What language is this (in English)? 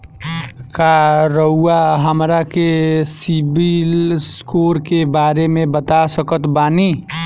Bhojpuri